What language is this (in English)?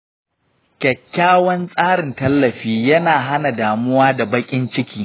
Hausa